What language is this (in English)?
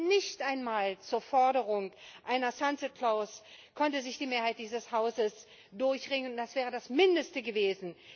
German